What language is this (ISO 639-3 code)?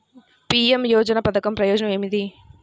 tel